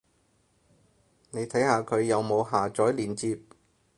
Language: Cantonese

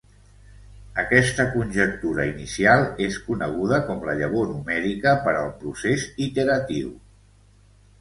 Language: Catalan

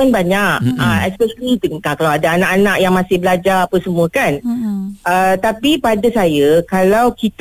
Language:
Malay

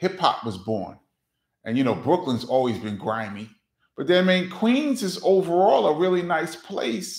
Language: English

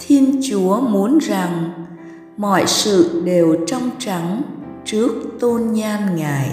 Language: Vietnamese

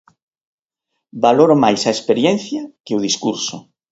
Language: Galician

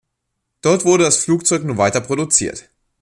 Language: German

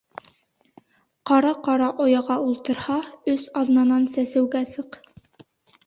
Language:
Bashkir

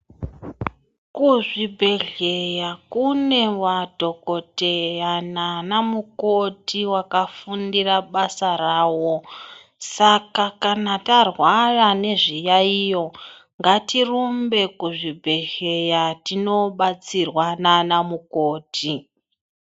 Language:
Ndau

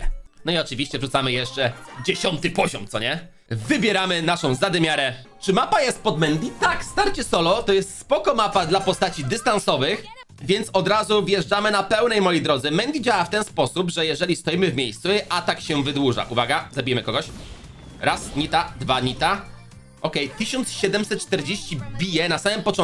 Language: Polish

